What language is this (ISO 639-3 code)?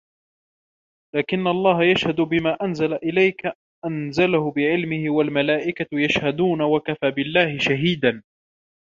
ara